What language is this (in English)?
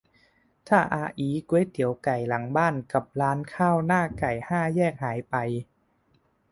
Thai